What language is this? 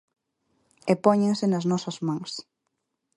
Galician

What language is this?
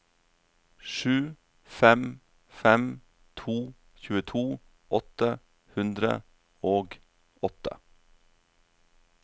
Norwegian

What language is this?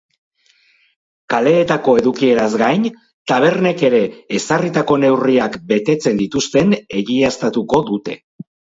Basque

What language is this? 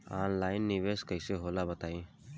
Bhojpuri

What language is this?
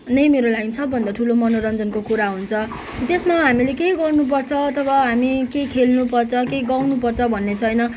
Nepali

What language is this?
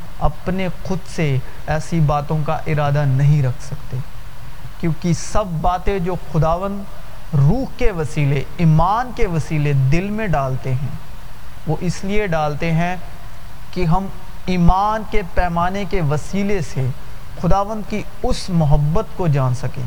Urdu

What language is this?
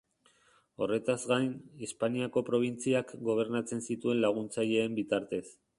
Basque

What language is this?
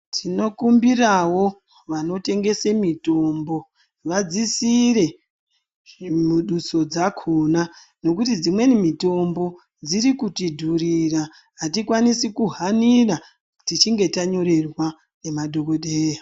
Ndau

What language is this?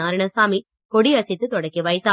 Tamil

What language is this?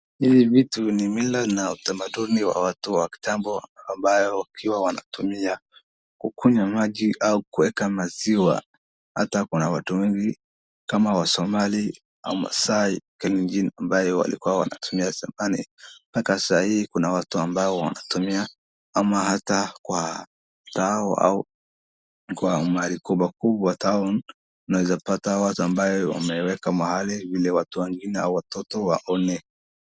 Swahili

